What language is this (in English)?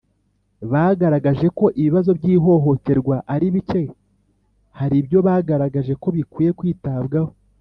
Kinyarwanda